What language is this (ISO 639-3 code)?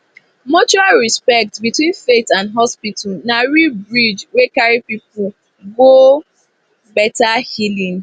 pcm